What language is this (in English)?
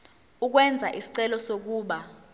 Zulu